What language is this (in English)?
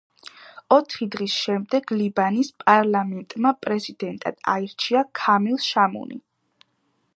Georgian